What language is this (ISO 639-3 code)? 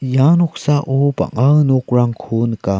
grt